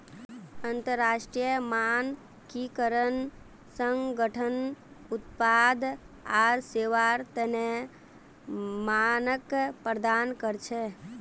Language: Magahi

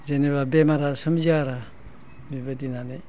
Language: Bodo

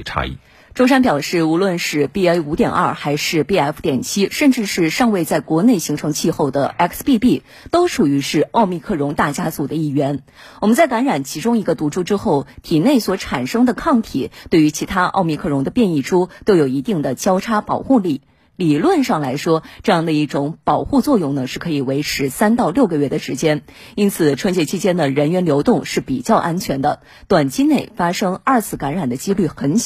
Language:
Chinese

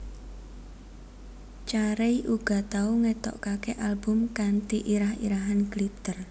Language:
Javanese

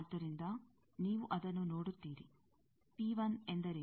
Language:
Kannada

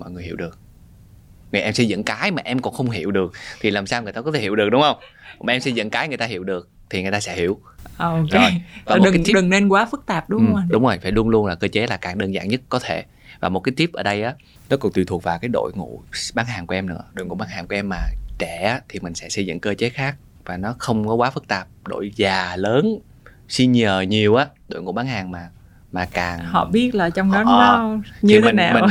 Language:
Vietnamese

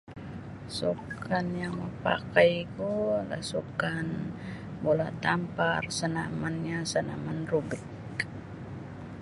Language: Sabah Bisaya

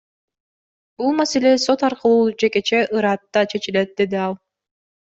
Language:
Kyrgyz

